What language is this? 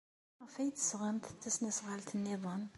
Kabyle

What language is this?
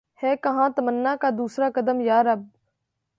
Urdu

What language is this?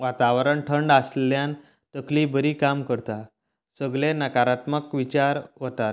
Konkani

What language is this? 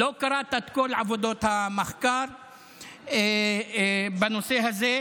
Hebrew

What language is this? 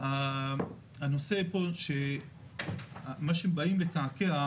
Hebrew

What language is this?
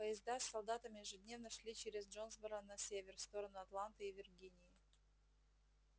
Russian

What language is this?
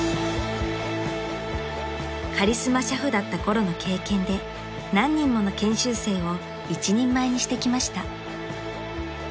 Japanese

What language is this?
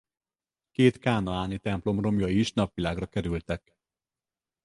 Hungarian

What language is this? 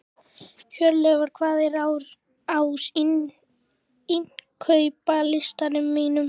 Icelandic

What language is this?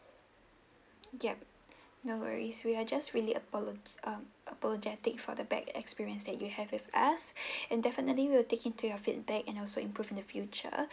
English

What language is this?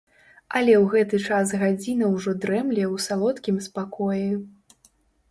Belarusian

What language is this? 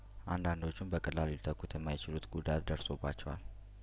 Amharic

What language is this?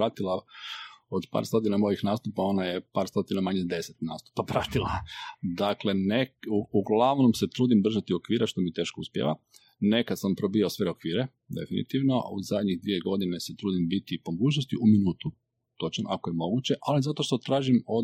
Croatian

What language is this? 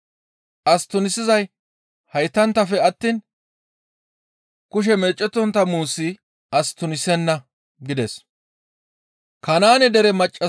Gamo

